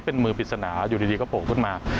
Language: Thai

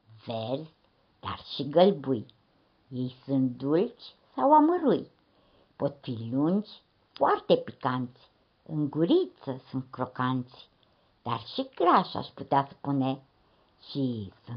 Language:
Romanian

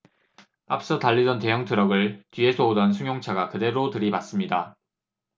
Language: Korean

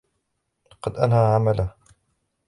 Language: Arabic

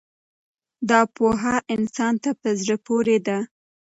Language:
Pashto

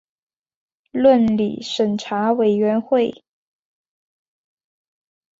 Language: Chinese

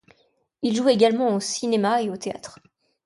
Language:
French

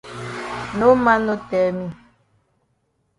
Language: Cameroon Pidgin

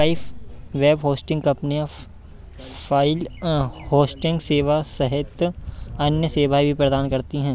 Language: Hindi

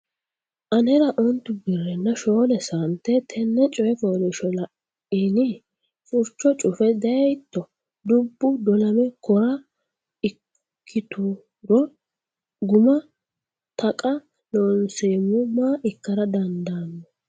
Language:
Sidamo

